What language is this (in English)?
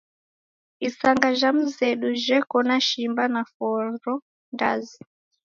Taita